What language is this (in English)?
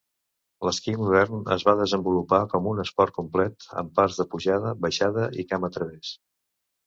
Catalan